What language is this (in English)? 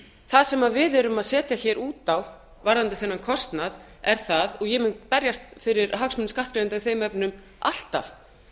Icelandic